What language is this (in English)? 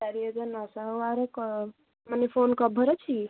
Odia